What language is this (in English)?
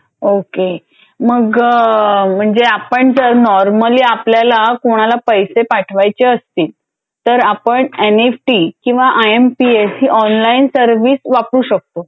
Marathi